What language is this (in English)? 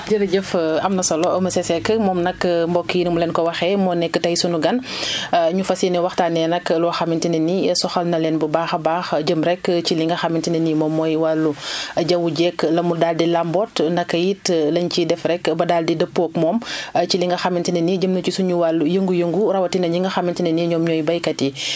Wolof